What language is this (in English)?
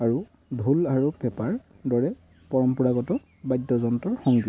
Assamese